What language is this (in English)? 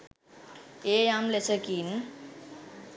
Sinhala